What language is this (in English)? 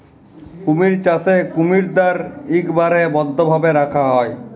Bangla